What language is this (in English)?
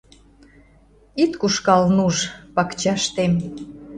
Mari